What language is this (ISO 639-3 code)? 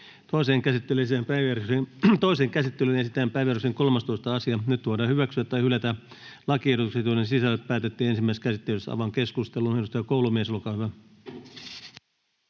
fin